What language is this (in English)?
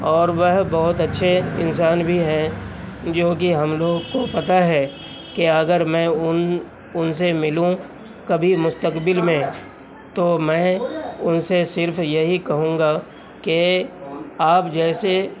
Urdu